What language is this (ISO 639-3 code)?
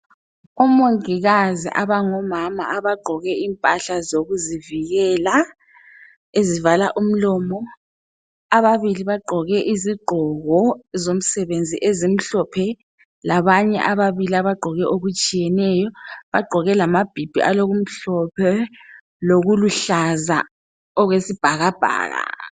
nde